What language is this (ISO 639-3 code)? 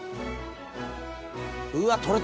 jpn